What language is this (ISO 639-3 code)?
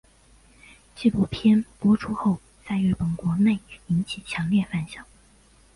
zho